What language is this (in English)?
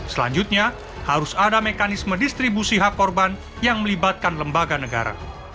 Indonesian